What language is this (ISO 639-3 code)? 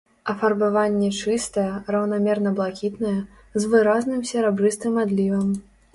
bel